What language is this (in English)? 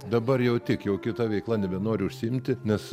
Lithuanian